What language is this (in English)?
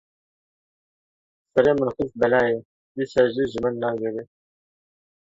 Kurdish